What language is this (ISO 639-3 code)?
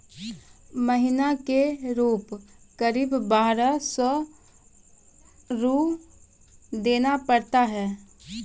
mai